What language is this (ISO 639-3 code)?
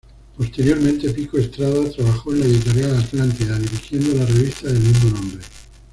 spa